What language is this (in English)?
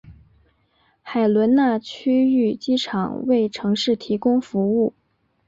Chinese